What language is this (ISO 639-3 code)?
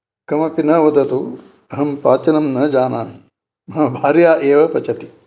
san